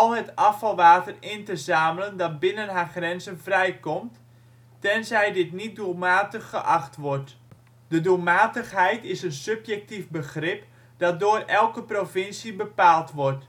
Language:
Dutch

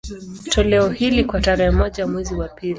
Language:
Swahili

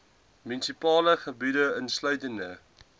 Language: Afrikaans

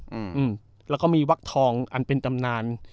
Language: Thai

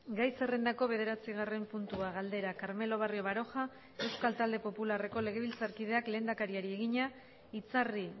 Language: Basque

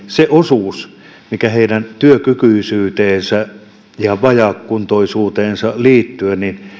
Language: Finnish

